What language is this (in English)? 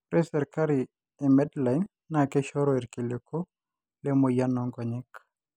Masai